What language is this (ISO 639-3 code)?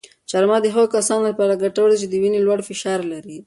pus